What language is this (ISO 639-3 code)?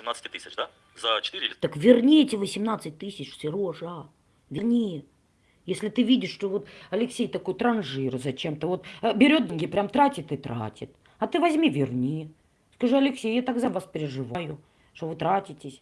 rus